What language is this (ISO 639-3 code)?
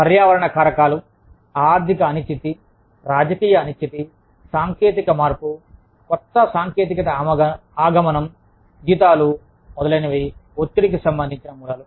tel